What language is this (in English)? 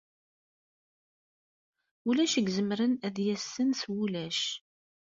Kabyle